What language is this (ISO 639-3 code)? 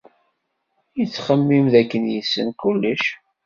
kab